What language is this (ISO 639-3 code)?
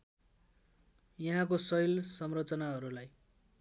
nep